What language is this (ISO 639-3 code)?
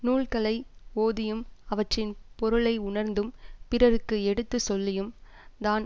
tam